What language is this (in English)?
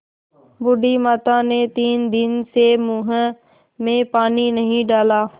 Hindi